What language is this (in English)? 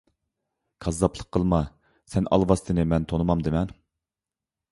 Uyghur